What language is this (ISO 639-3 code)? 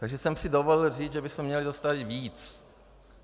ces